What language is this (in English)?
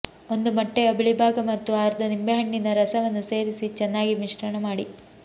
Kannada